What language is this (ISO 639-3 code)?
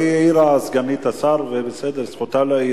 heb